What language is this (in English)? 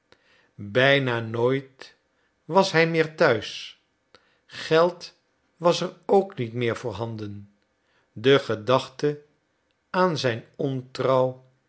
Dutch